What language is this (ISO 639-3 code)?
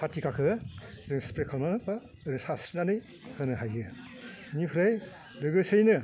brx